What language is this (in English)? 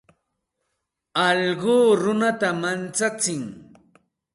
Santa Ana de Tusi Pasco Quechua